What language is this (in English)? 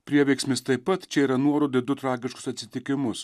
Lithuanian